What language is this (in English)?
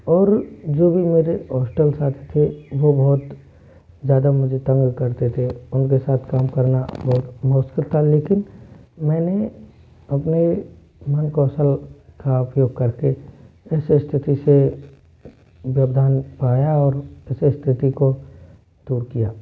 Hindi